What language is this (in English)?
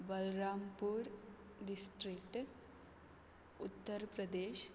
Konkani